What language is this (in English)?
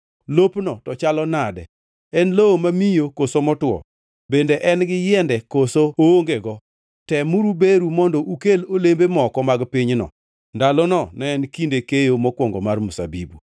Luo (Kenya and Tanzania)